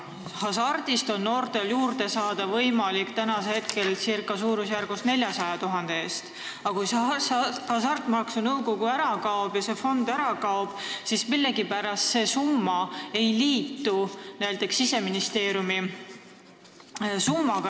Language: Estonian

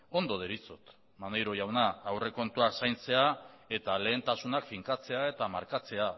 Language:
Basque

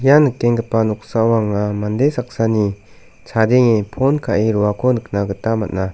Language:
Garo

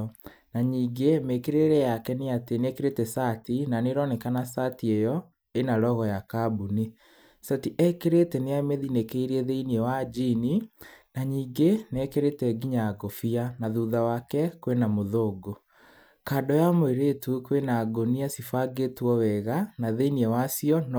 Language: Kikuyu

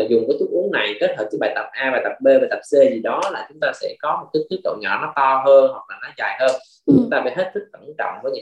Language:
Vietnamese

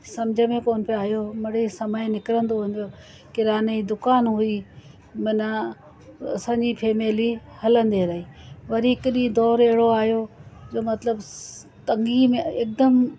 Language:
Sindhi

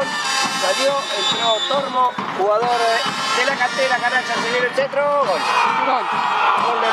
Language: Spanish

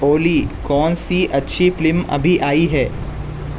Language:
Urdu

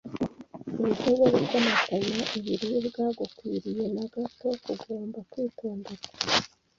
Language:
Kinyarwanda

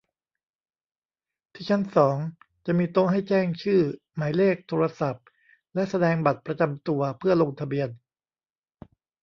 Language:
Thai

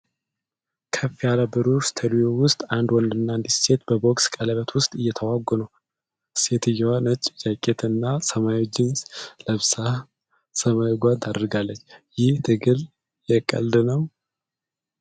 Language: Amharic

